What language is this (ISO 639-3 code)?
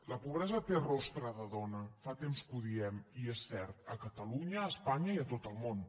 cat